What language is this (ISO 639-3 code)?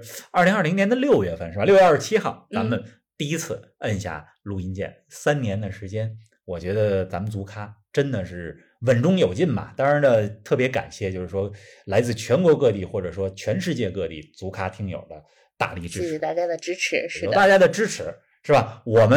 zho